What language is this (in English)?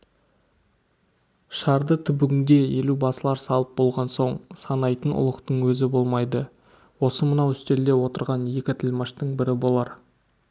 Kazakh